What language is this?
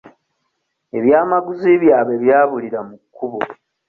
Ganda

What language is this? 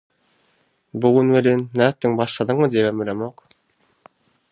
Turkmen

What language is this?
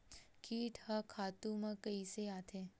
Chhattisgarhi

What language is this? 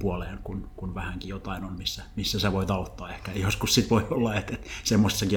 Finnish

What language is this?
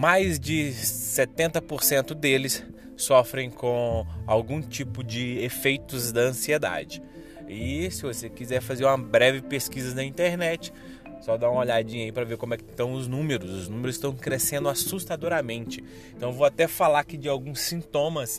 Portuguese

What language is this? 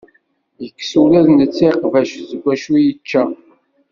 Kabyle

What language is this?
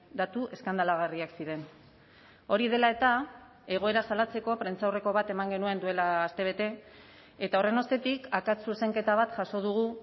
Basque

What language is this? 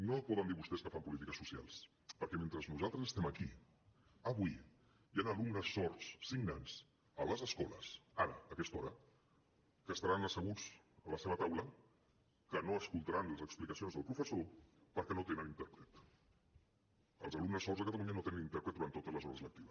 Catalan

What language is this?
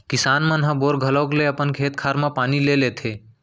Chhattisgarhi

